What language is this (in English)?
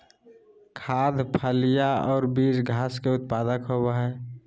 Magahi